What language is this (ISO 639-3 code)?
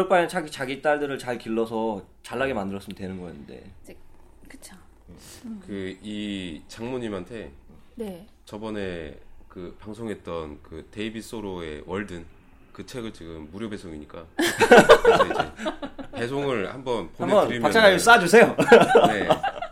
kor